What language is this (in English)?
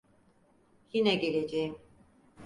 Turkish